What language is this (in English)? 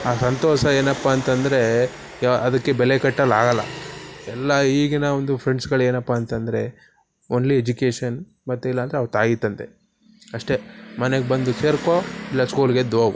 Kannada